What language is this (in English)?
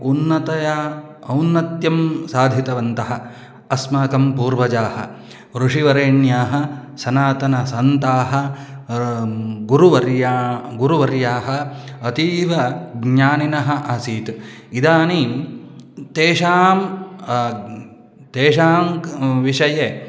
Sanskrit